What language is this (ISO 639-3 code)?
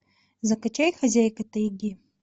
rus